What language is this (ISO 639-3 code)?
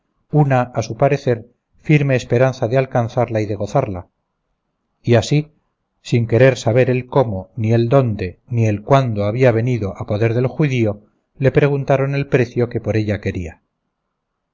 spa